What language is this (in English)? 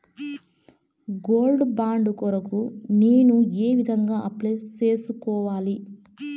Telugu